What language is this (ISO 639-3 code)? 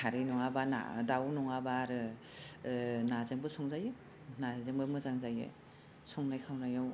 brx